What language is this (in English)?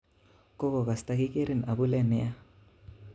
Kalenjin